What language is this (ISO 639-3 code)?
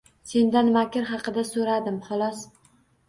uzb